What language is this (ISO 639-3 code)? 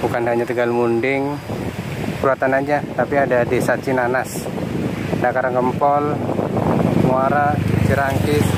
ind